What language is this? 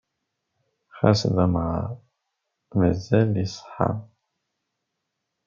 Kabyle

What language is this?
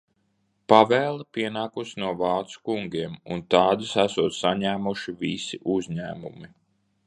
Latvian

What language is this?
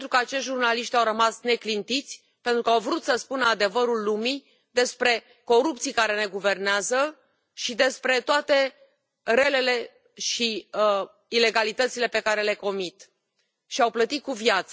Romanian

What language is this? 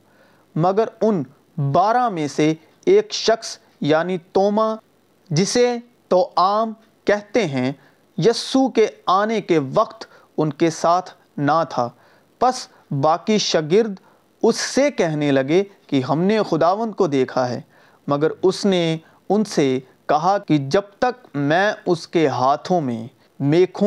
Urdu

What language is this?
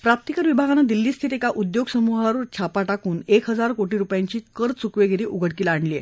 Marathi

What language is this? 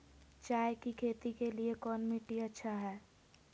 Magahi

